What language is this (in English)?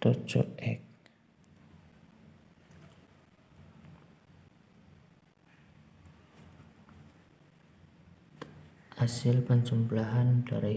Indonesian